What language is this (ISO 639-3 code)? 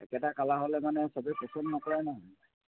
asm